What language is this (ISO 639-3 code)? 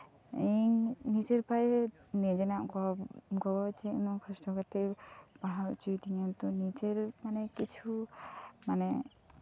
sat